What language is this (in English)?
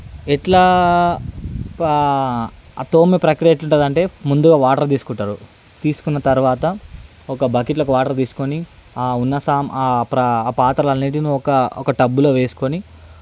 Telugu